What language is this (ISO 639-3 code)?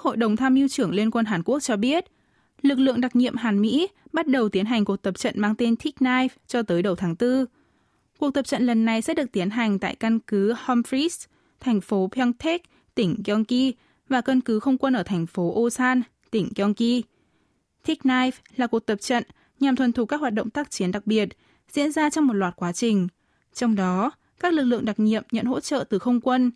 vie